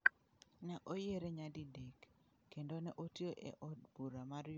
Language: Luo (Kenya and Tanzania)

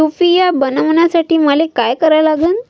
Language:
Marathi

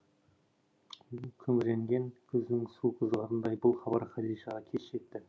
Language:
Kazakh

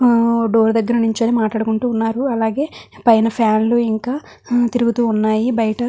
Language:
Telugu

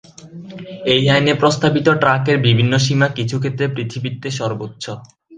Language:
Bangla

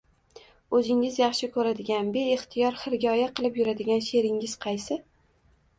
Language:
Uzbek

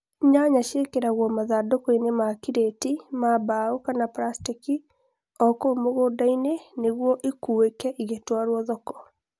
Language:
Kikuyu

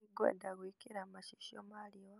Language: Kikuyu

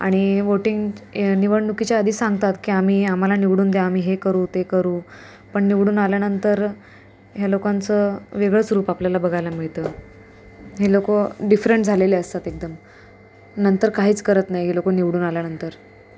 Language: Marathi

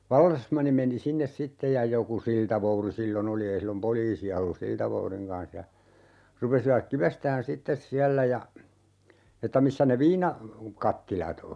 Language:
Finnish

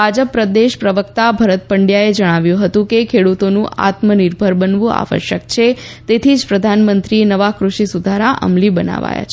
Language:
Gujarati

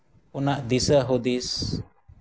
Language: Santali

